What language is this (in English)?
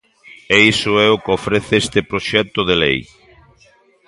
Galician